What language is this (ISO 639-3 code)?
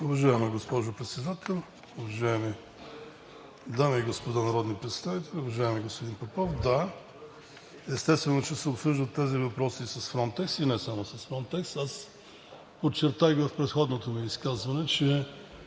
bul